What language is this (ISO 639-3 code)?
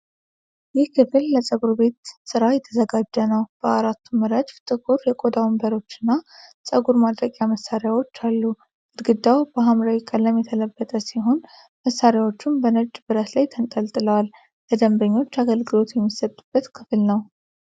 amh